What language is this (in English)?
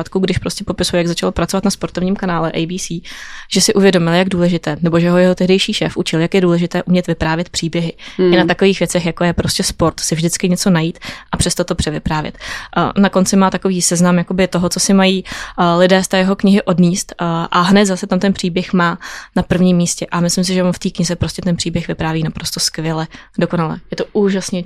Czech